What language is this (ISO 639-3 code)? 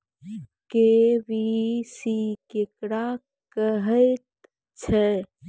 mai